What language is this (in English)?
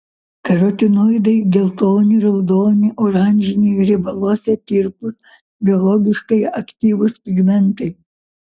Lithuanian